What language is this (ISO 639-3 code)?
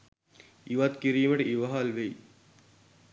sin